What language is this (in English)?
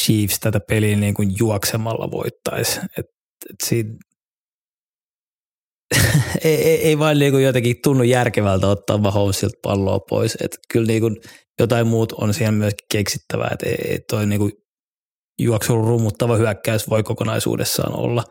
Finnish